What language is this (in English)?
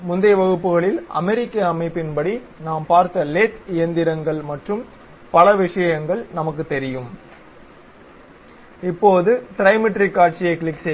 Tamil